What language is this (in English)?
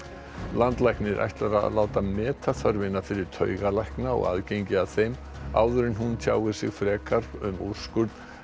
Icelandic